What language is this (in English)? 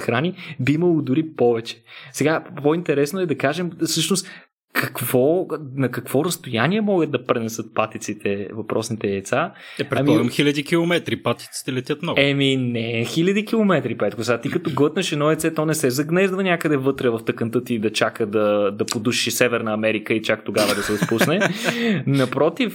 Bulgarian